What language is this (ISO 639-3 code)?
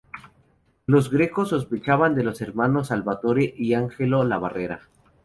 spa